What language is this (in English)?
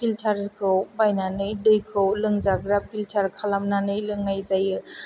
Bodo